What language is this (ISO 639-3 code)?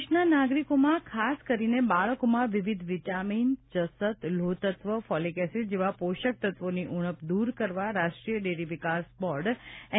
guj